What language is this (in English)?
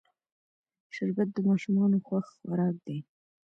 Pashto